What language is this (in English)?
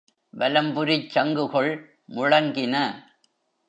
Tamil